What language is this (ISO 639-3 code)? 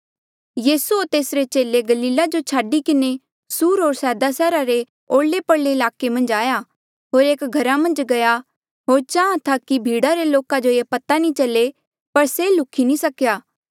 mjl